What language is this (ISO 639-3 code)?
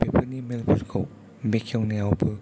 brx